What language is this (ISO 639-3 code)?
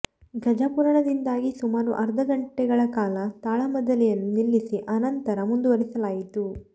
kan